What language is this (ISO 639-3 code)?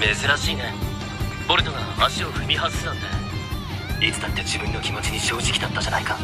jpn